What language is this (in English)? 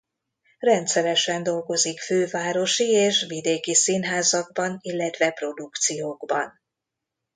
Hungarian